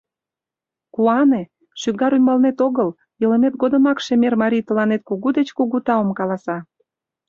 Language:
Mari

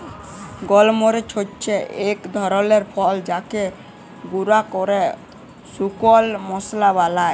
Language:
Bangla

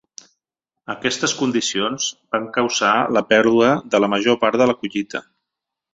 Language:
Catalan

